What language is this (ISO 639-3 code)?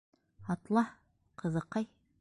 bak